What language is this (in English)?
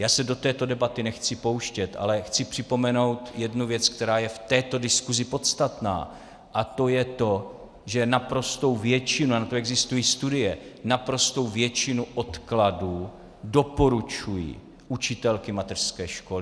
Czech